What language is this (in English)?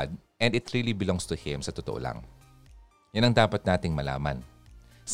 Filipino